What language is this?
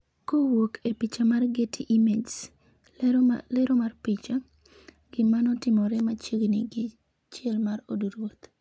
Luo (Kenya and Tanzania)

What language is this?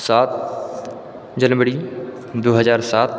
Maithili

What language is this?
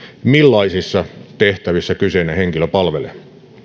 Finnish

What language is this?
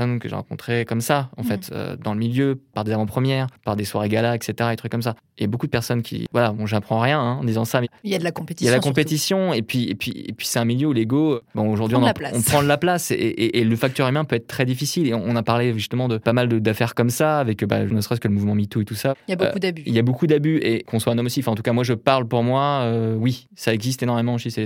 French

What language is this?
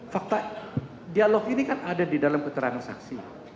Indonesian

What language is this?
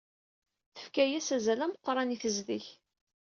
Kabyle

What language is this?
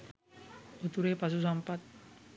Sinhala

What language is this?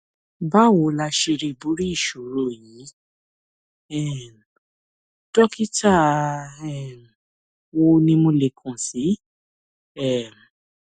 Yoruba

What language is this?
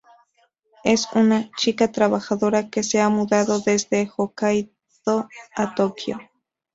Spanish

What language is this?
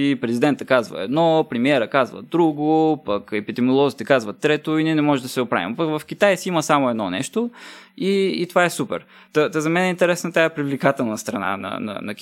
Bulgarian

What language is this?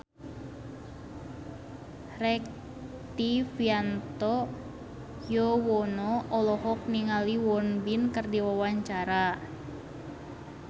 Sundanese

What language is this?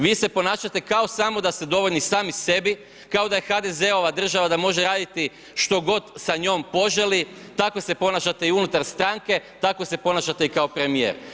Croatian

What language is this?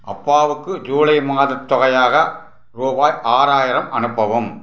Tamil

